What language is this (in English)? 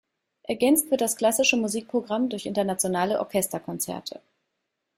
German